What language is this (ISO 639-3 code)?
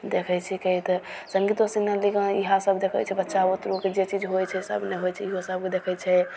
mai